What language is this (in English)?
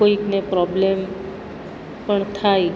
Gujarati